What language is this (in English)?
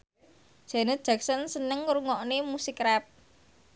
Javanese